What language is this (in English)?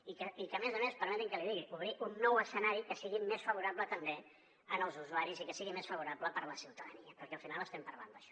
Catalan